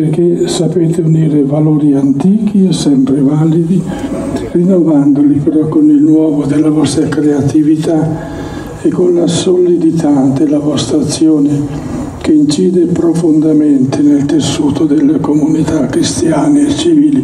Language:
Italian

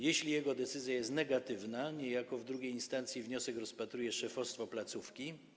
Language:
Polish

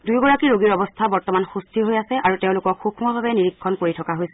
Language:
Assamese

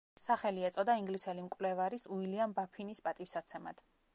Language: Georgian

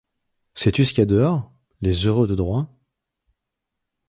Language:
French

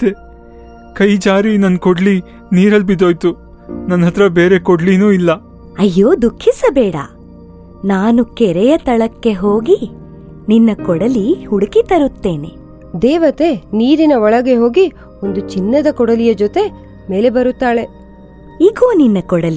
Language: Kannada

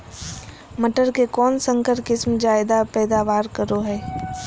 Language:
Magahi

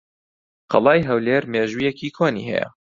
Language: Central Kurdish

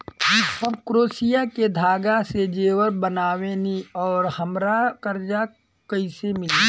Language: Bhojpuri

